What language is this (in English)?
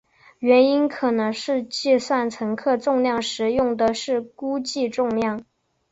Chinese